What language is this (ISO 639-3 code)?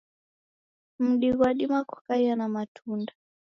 dav